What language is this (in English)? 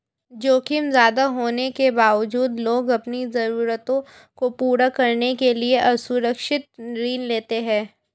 Hindi